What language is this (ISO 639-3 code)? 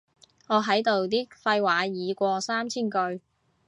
yue